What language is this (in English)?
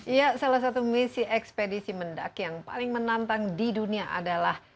Indonesian